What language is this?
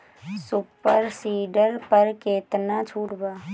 Bhojpuri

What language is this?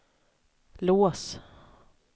Swedish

